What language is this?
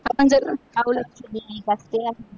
Marathi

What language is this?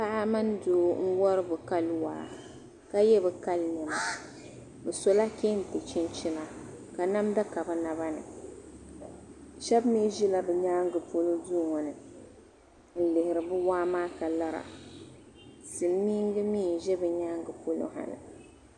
Dagbani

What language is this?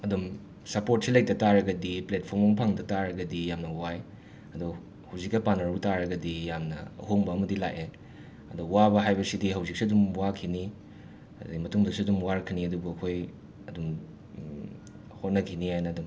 Manipuri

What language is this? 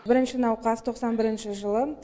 Kazakh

